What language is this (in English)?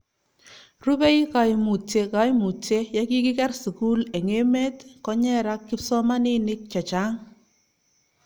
Kalenjin